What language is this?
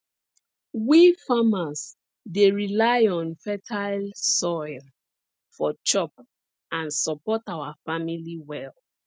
Nigerian Pidgin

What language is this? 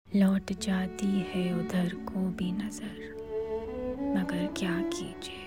Hindi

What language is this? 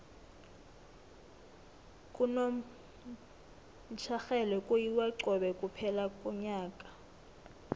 South Ndebele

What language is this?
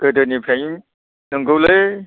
Bodo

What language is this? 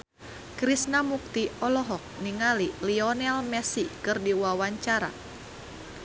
Sundanese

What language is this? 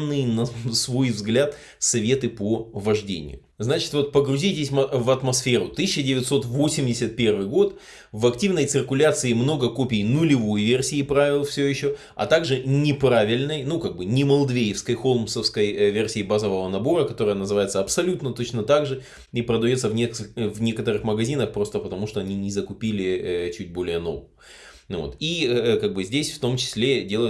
Russian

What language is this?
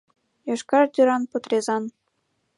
Mari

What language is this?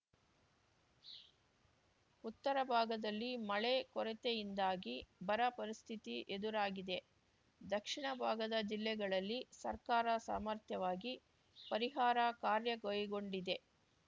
Kannada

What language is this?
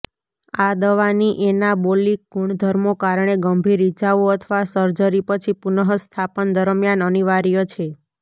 Gujarati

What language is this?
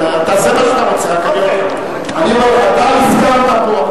Hebrew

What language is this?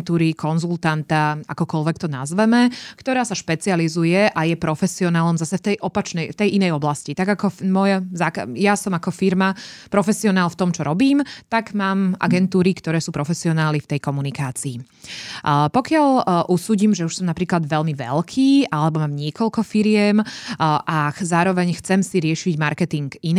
Slovak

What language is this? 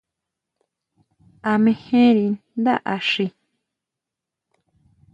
Huautla Mazatec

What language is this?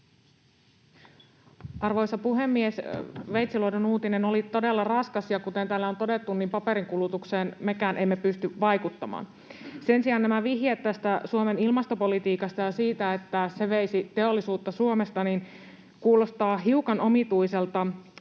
Finnish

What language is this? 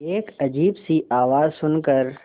Hindi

